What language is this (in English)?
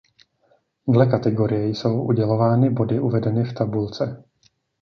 Czech